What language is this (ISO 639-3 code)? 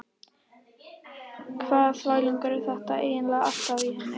isl